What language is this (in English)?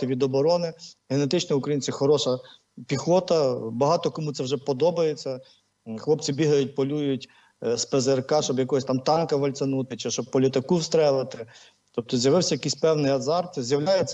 Ukrainian